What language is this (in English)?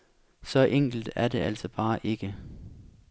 Danish